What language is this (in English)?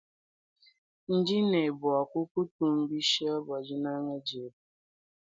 Luba-Lulua